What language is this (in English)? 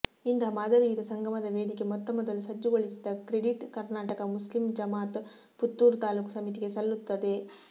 Kannada